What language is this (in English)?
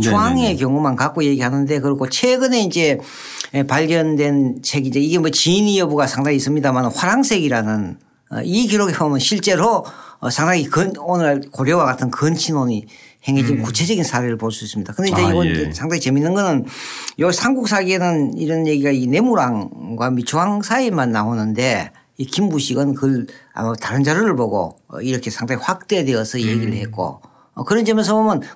Korean